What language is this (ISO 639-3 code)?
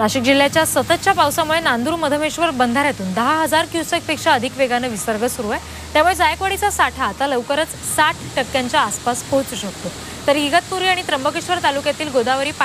ron